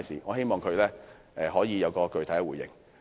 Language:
Cantonese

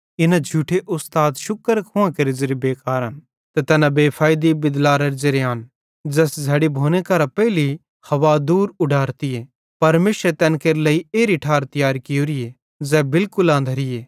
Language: Bhadrawahi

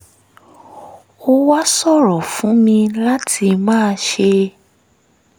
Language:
Yoruba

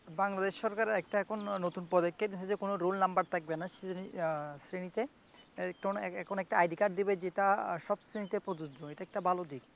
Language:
Bangla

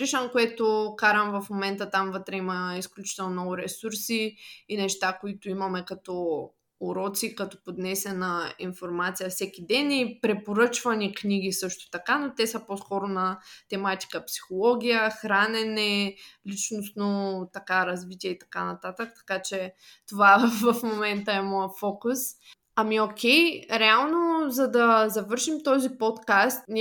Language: Bulgarian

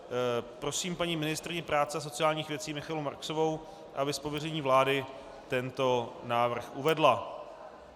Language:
Czech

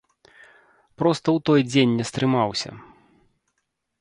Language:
Belarusian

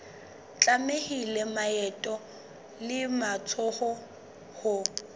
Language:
Southern Sotho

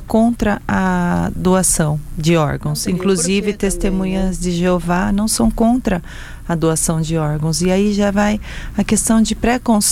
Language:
Portuguese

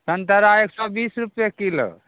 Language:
Maithili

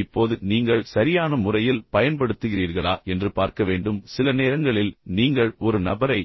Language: Tamil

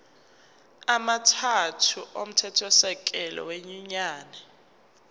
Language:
Zulu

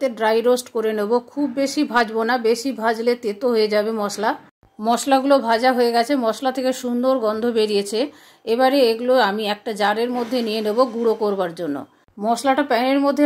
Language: Bangla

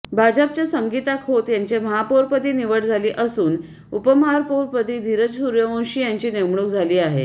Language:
Marathi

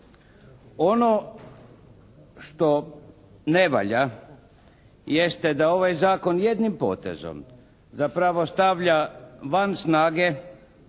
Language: Croatian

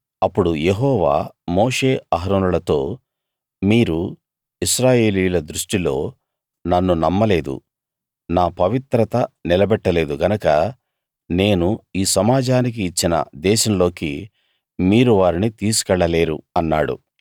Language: Telugu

